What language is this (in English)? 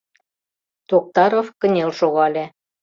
Mari